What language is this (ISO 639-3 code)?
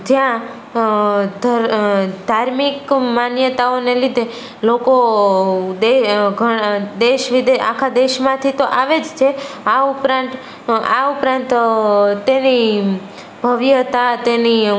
guj